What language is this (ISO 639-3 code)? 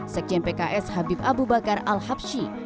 ind